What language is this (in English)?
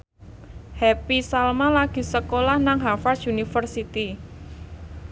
Javanese